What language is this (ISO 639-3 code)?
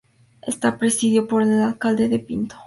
spa